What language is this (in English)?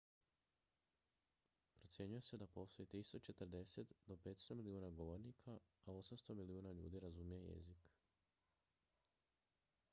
Croatian